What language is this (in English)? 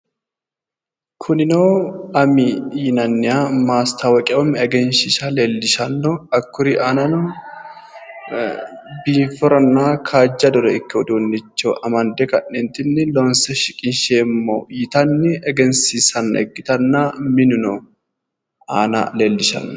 Sidamo